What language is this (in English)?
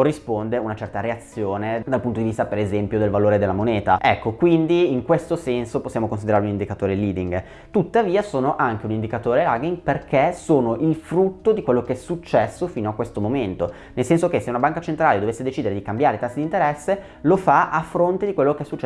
Italian